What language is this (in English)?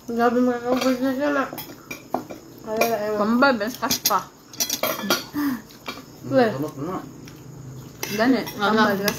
Indonesian